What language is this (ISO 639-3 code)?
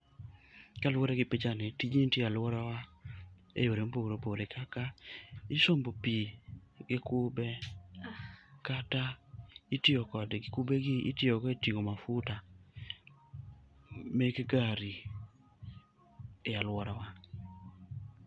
luo